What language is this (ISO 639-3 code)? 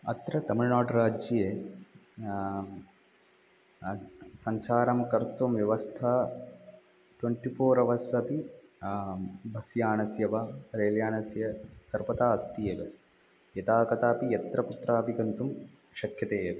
san